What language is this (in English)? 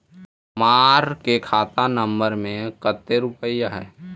Magahi